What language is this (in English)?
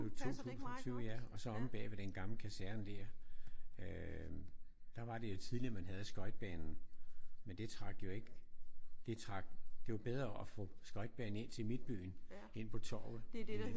Danish